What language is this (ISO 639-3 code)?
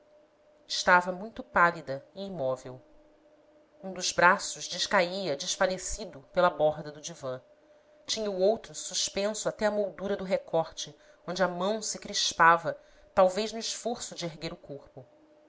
por